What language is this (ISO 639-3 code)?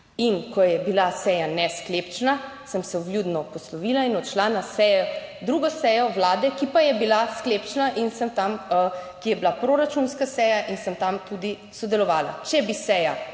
slv